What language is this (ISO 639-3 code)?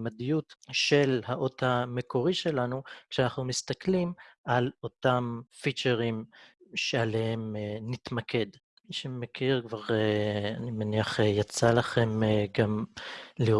heb